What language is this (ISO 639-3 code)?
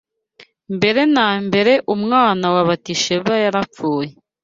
kin